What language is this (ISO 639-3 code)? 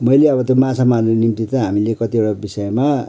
nep